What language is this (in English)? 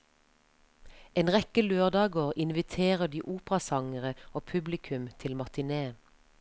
Norwegian